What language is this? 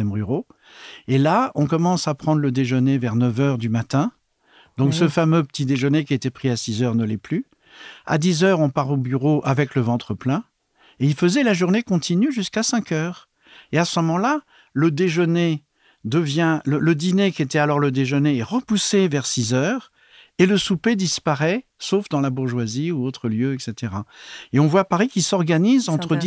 French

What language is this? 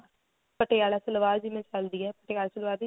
Punjabi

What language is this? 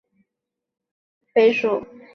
Chinese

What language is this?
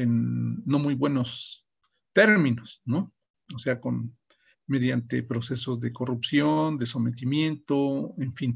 Spanish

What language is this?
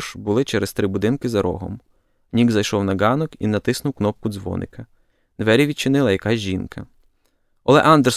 Ukrainian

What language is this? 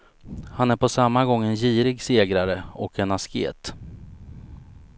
Swedish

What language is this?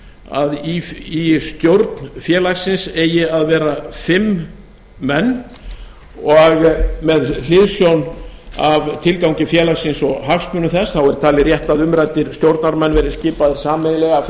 Icelandic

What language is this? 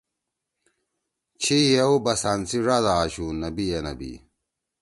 Torwali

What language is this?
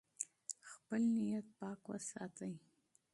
Pashto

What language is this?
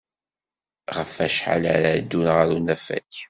Kabyle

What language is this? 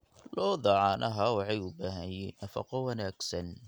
Somali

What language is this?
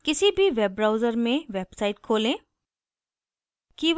Hindi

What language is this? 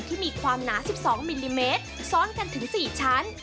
Thai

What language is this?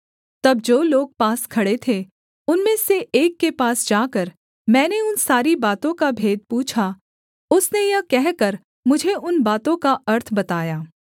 Hindi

